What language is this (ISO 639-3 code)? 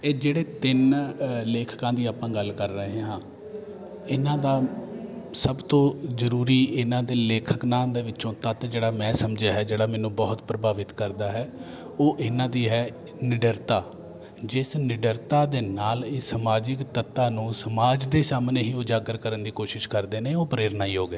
pan